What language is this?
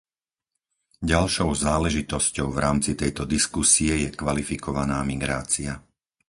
Slovak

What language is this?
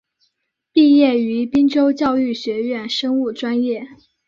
Chinese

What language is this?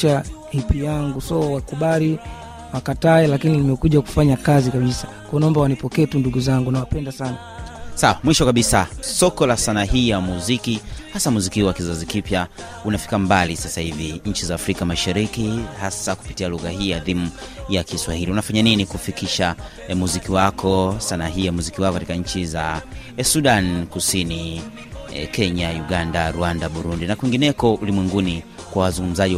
Swahili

